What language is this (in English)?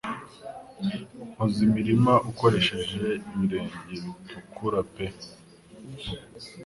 Kinyarwanda